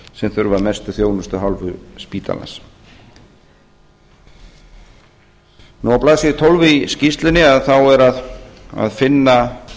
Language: Icelandic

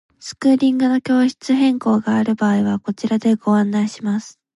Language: Japanese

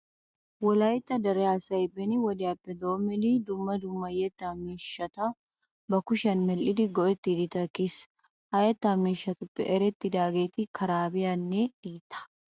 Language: Wolaytta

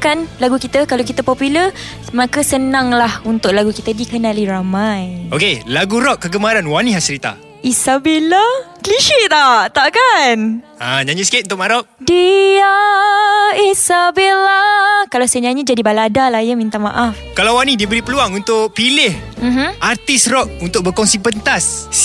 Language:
Malay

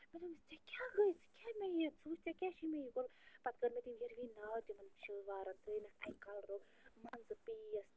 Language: Kashmiri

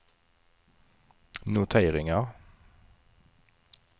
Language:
Swedish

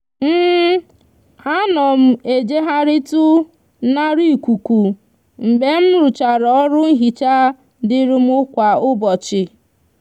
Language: Igbo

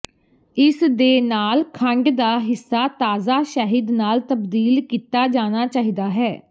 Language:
Punjabi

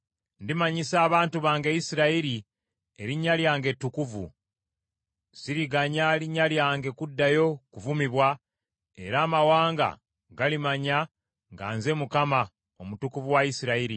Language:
Ganda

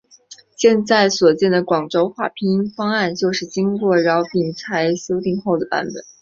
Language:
Chinese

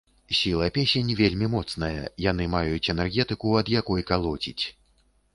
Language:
Belarusian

